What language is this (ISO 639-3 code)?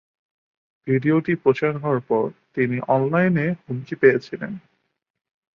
ben